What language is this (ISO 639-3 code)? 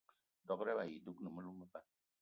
eto